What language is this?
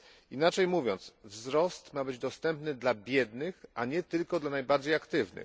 Polish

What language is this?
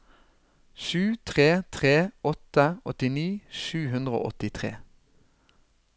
Norwegian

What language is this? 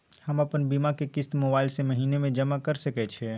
Maithili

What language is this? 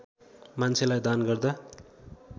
Nepali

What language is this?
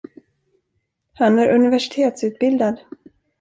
Swedish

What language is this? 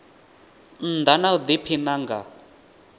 Venda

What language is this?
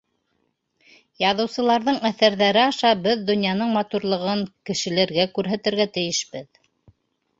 Bashkir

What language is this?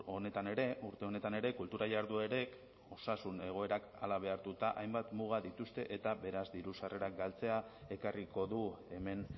Basque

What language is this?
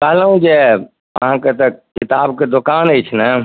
Maithili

